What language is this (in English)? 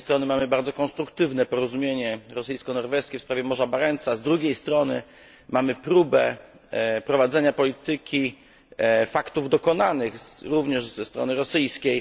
Polish